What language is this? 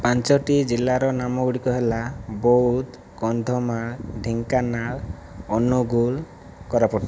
Odia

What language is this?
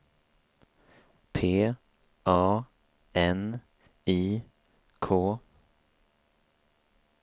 Swedish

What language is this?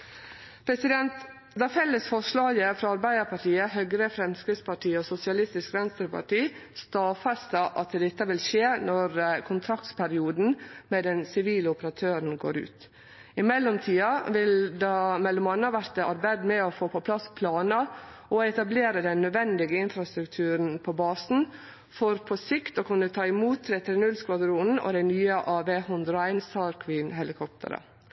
Norwegian Nynorsk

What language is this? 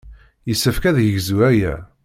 Kabyle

